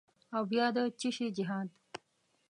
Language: Pashto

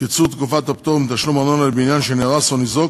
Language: Hebrew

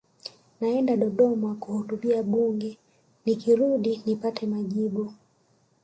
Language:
Swahili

